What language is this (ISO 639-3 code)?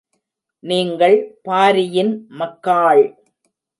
tam